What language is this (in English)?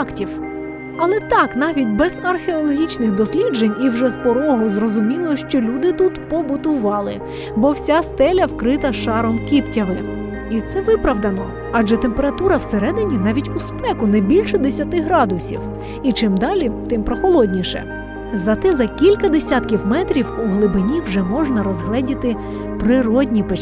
Ukrainian